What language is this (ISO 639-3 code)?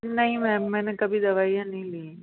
hin